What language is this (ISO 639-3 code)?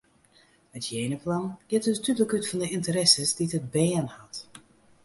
fry